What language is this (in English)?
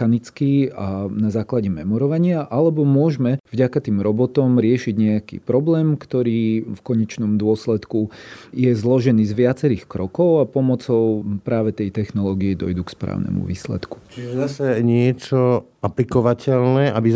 Slovak